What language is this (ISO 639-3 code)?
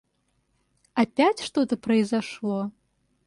rus